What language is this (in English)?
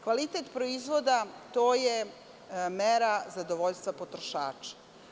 Serbian